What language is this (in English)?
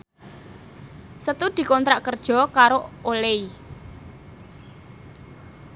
Javanese